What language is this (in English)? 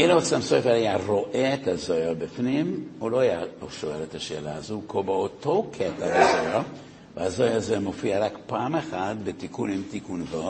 Hebrew